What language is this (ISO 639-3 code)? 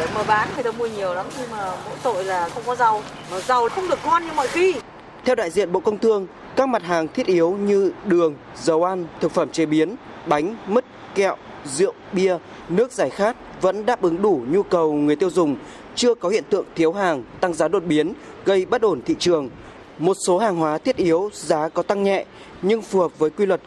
vie